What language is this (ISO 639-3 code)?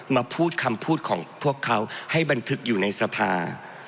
tha